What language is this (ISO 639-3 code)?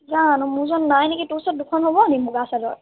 asm